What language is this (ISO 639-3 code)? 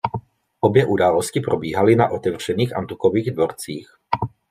ces